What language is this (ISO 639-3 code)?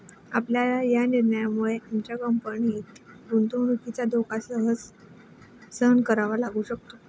mar